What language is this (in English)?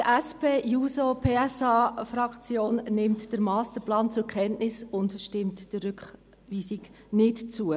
Swiss German